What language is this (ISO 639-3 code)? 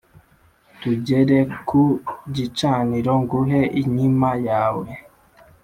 kin